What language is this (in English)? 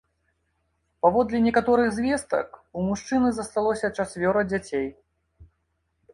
Belarusian